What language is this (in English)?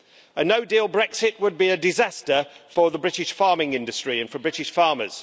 English